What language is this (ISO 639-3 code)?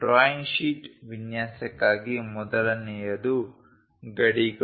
kan